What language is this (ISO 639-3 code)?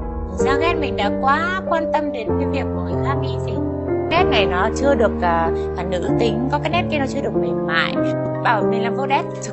vie